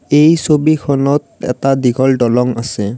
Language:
Assamese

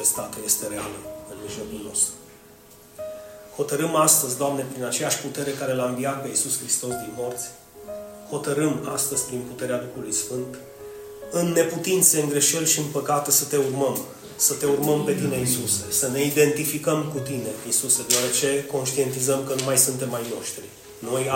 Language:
Romanian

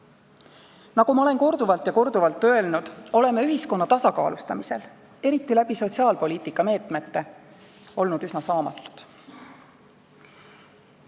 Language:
Estonian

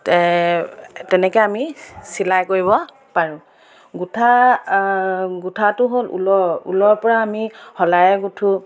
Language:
Assamese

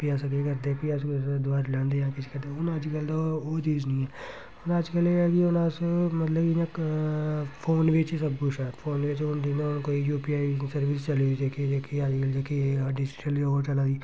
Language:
Dogri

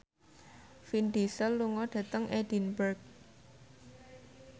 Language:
Javanese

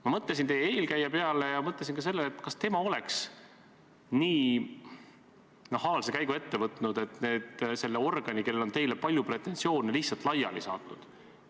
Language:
Estonian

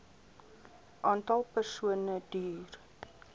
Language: Afrikaans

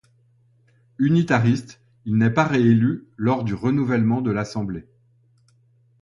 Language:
French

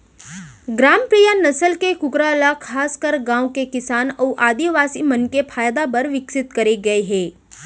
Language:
Chhattisgarhi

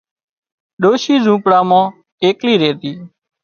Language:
Wadiyara Koli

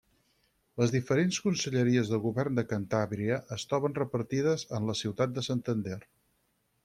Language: Catalan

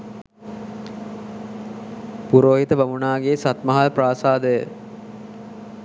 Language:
Sinhala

